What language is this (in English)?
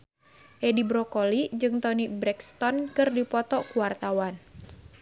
Sundanese